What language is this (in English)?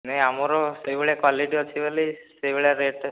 Odia